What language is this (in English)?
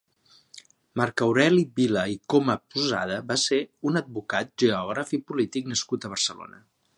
Catalan